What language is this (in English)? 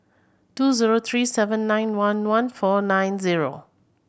English